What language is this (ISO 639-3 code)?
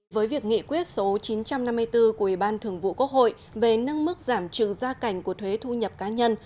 vie